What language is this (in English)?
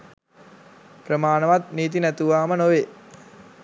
Sinhala